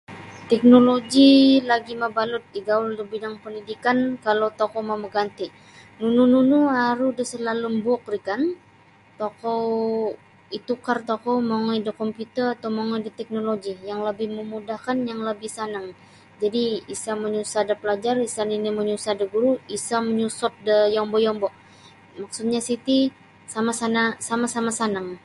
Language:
Sabah Bisaya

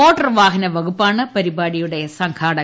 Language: Malayalam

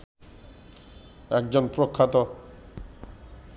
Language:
Bangla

